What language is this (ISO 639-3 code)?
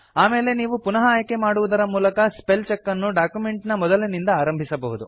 kan